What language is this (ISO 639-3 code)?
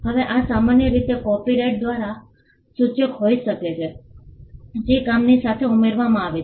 guj